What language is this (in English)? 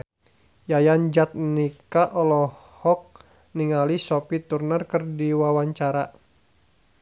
Sundanese